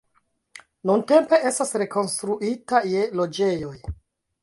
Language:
Esperanto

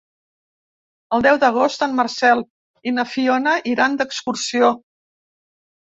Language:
Catalan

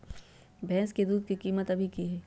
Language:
Magahi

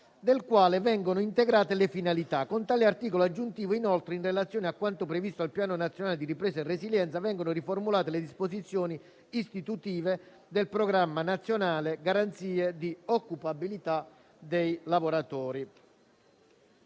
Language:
Italian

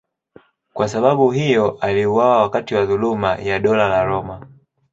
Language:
Swahili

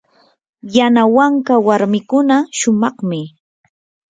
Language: Yanahuanca Pasco Quechua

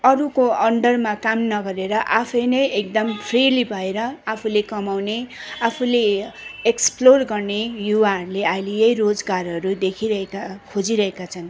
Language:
Nepali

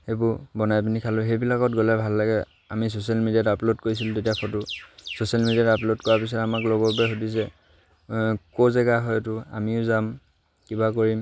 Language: Assamese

